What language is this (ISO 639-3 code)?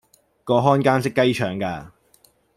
yue